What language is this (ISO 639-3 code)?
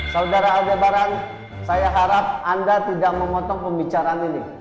ind